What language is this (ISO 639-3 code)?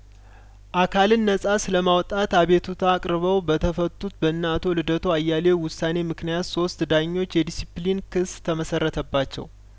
amh